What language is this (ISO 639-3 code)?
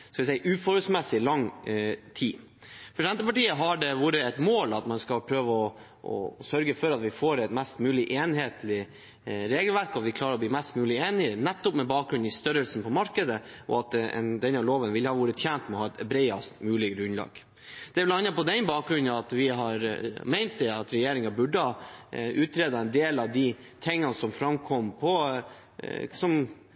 nob